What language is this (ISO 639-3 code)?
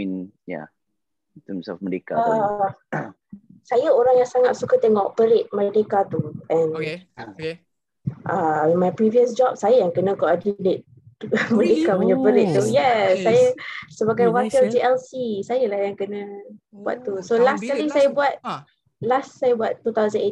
msa